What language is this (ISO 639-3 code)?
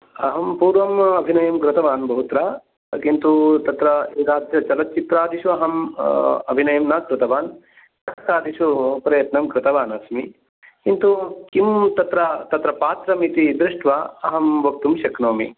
san